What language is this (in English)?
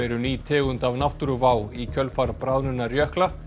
Icelandic